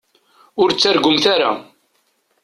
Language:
Kabyle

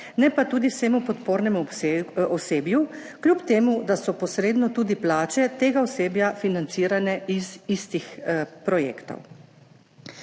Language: Slovenian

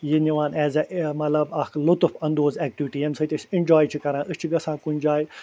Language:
Kashmiri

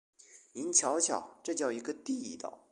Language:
Chinese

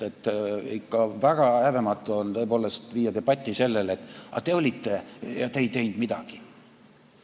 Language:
Estonian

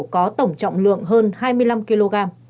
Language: Vietnamese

